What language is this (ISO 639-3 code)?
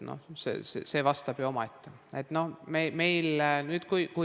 est